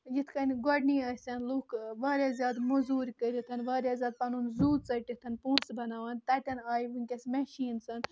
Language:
Kashmiri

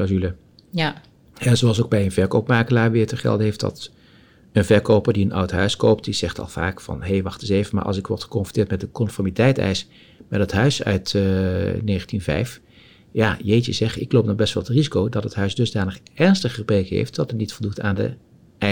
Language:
Dutch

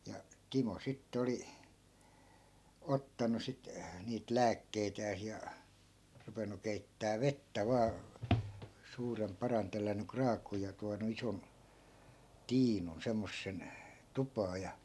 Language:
Finnish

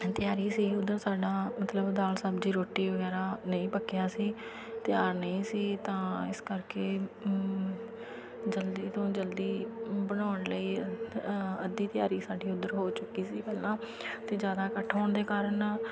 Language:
Punjabi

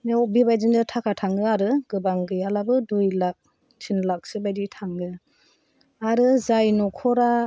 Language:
Bodo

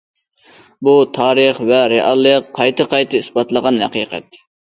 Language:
Uyghur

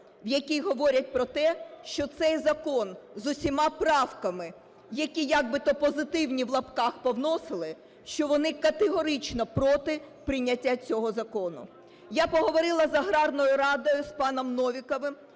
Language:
Ukrainian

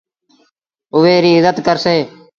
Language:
Sindhi Bhil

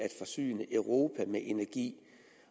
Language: Danish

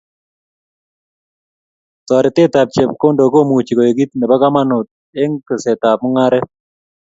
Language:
Kalenjin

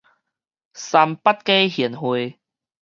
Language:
Min Nan Chinese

